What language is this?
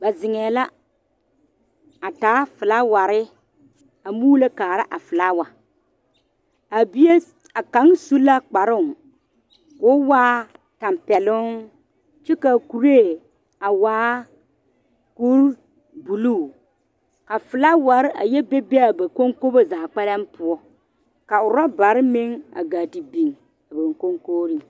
Southern Dagaare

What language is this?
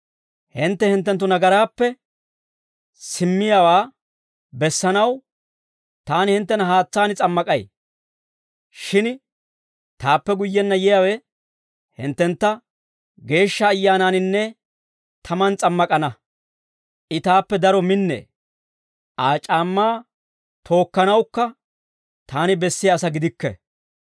Dawro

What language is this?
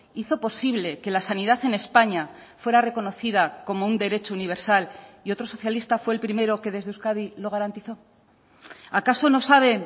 Spanish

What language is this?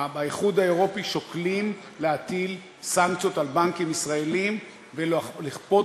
Hebrew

